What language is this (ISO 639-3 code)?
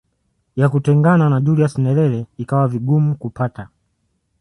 swa